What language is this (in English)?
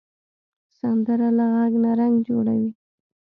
Pashto